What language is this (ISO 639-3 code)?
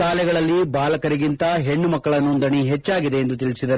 kan